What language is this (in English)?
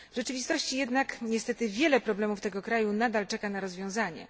Polish